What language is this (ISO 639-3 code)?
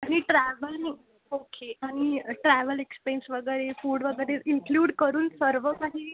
mar